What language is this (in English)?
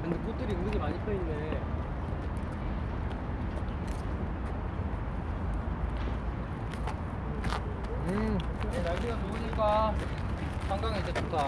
Korean